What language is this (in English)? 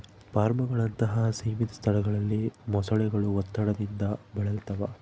Kannada